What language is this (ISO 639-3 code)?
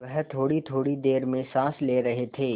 hin